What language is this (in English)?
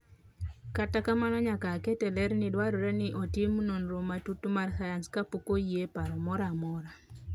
Luo (Kenya and Tanzania)